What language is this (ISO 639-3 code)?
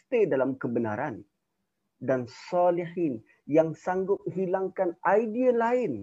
msa